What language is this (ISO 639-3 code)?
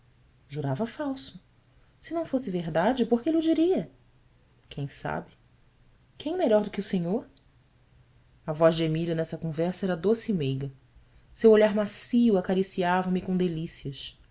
por